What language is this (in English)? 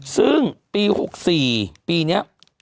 Thai